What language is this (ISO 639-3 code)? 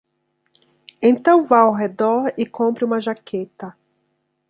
por